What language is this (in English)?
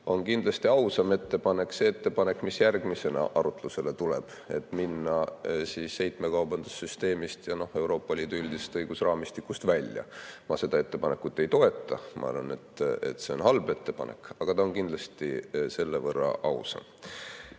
Estonian